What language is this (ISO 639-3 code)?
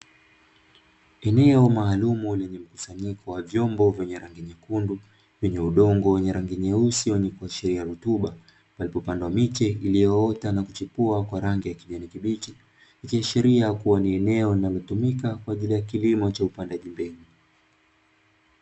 swa